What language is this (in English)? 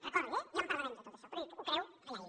Catalan